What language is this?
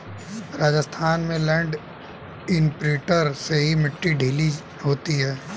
Hindi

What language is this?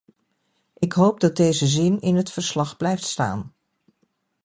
Dutch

